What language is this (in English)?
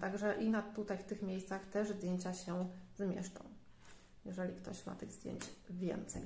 Polish